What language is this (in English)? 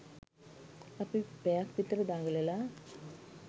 Sinhala